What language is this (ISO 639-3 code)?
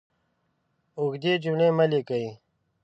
pus